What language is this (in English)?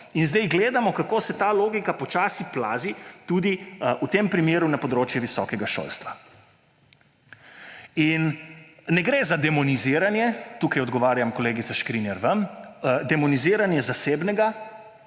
Slovenian